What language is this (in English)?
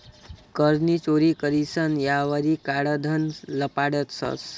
Marathi